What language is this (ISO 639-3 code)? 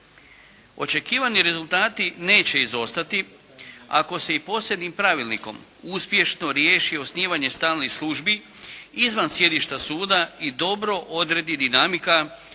hrv